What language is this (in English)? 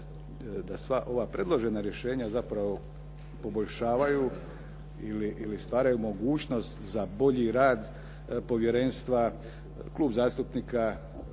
Croatian